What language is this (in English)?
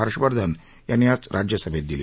Marathi